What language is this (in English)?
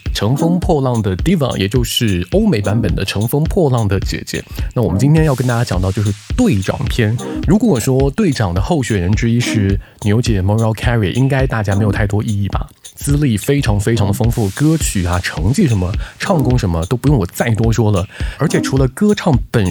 Chinese